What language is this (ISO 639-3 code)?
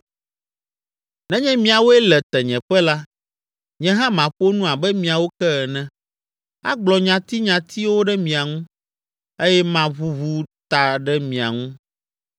ewe